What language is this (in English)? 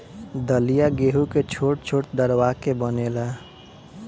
Bhojpuri